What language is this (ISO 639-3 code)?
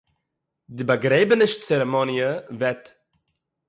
yid